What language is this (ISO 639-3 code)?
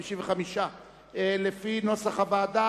heb